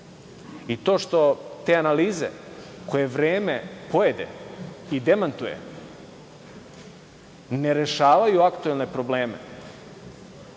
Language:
Serbian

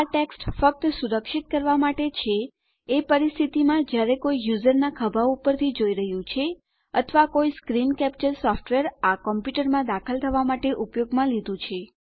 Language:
Gujarati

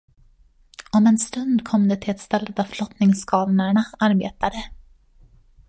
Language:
Swedish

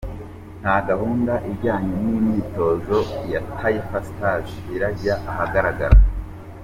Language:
Kinyarwanda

